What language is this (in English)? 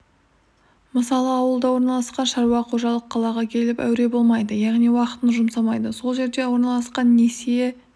Kazakh